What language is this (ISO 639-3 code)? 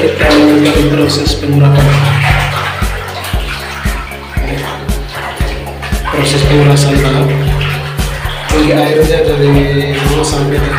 ind